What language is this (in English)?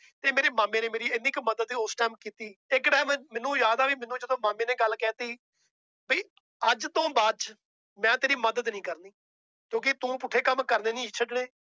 Punjabi